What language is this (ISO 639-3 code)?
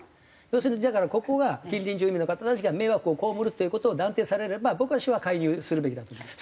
jpn